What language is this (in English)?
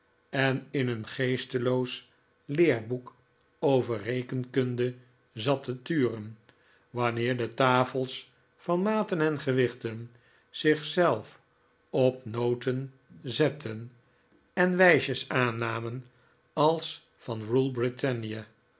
Dutch